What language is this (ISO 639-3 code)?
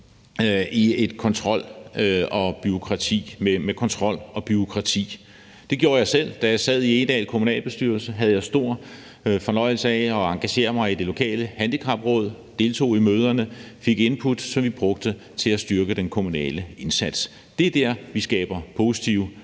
dan